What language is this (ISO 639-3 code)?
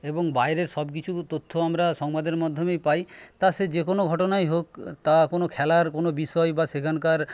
ben